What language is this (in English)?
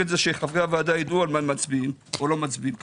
Hebrew